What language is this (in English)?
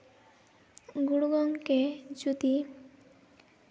Santali